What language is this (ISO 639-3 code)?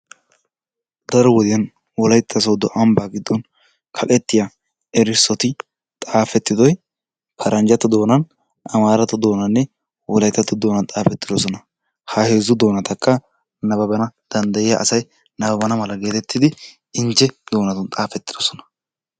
wal